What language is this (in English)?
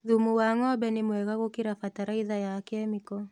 Kikuyu